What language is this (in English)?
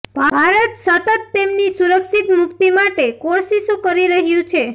Gujarati